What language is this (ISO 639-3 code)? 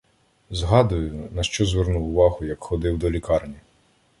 ukr